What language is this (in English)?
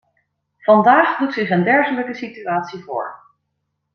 Dutch